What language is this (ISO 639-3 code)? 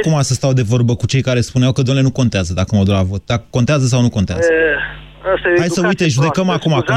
ron